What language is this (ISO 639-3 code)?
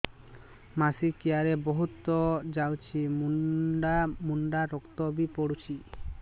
ori